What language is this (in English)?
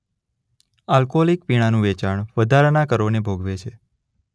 Gujarati